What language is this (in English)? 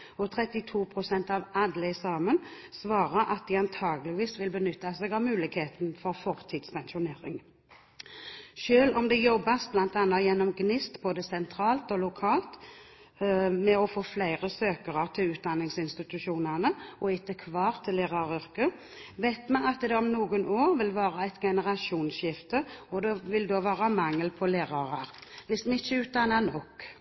Norwegian Bokmål